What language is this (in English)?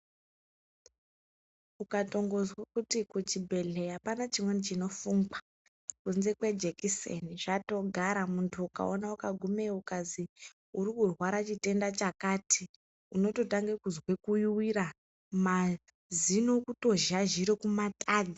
Ndau